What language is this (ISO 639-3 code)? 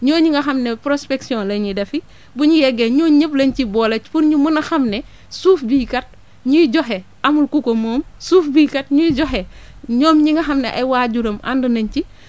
wol